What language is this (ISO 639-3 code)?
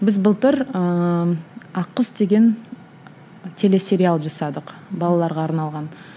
kaz